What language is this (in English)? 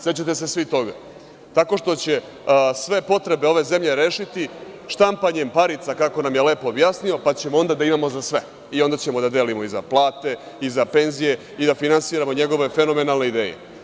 Serbian